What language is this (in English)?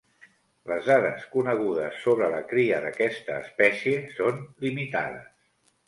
Catalan